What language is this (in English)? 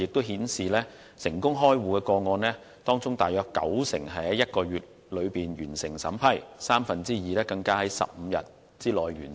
Cantonese